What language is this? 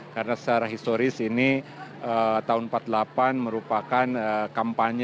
Indonesian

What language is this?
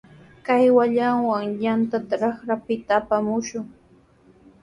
Sihuas Ancash Quechua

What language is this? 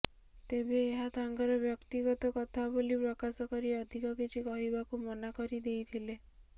Odia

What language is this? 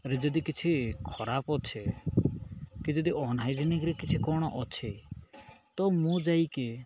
Odia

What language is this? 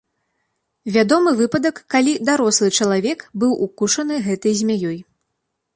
Belarusian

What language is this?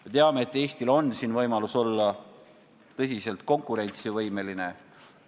Estonian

